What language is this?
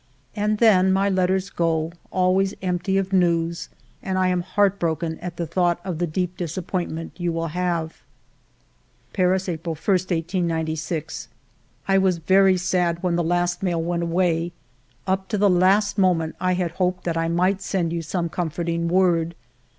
English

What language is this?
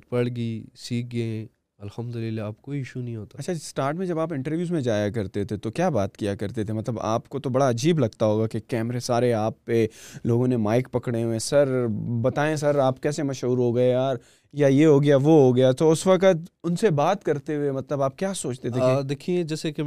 Urdu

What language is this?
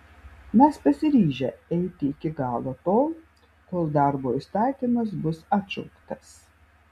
Lithuanian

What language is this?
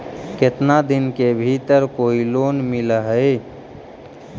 Magahi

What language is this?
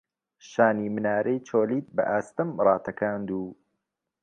Central Kurdish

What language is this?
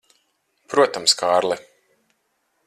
Latvian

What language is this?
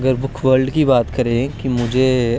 Dogri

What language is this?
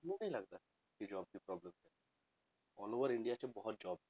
Punjabi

